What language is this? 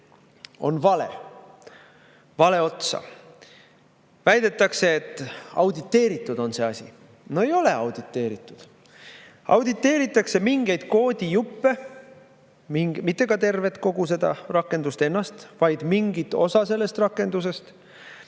Estonian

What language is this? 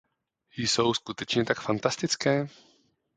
Czech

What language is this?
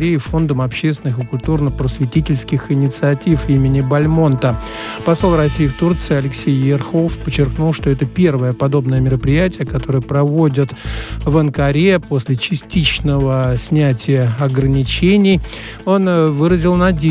Russian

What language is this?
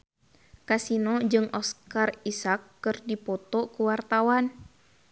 Sundanese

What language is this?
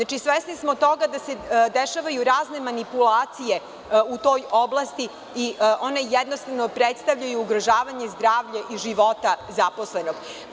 Serbian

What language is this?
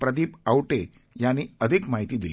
Marathi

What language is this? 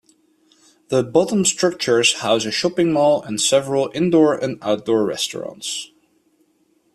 English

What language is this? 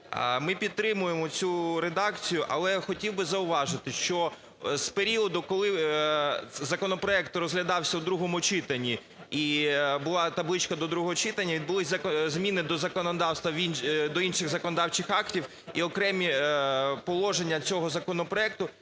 Ukrainian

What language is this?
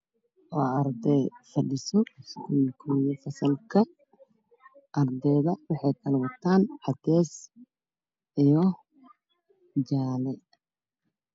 Somali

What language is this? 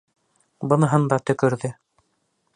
Bashkir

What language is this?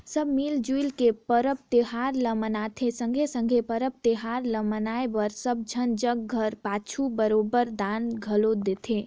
Chhattisgarhi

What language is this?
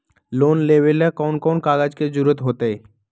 Magahi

